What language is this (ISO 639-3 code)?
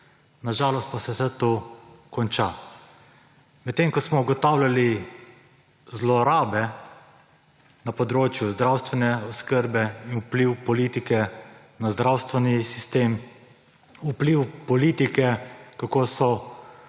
slv